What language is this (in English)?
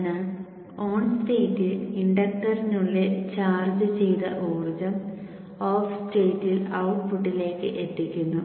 Malayalam